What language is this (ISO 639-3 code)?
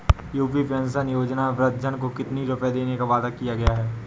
hin